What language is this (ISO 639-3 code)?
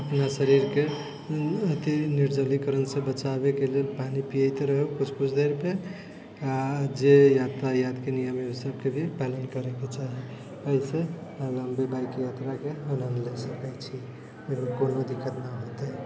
mai